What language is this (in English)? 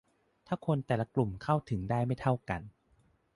Thai